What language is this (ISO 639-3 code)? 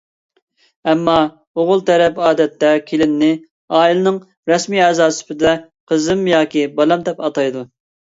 uig